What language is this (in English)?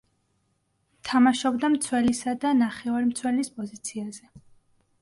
Georgian